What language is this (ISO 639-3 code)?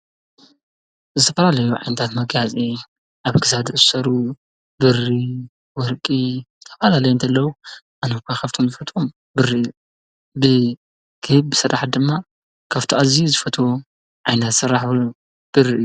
tir